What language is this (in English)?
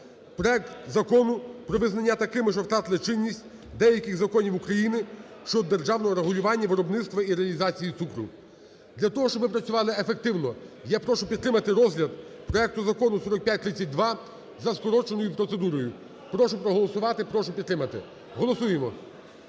Ukrainian